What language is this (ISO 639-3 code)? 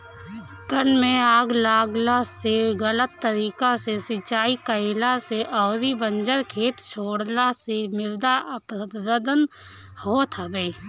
bho